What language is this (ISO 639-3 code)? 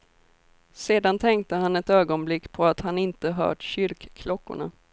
swe